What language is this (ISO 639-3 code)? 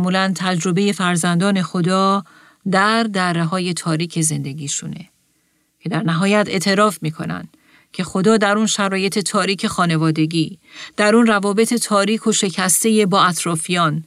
fas